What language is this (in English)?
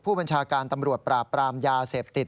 Thai